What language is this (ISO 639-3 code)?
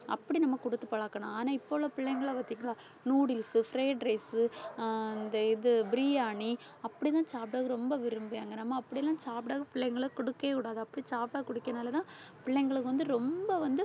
tam